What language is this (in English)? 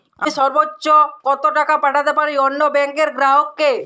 Bangla